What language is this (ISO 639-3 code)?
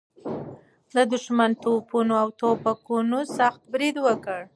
pus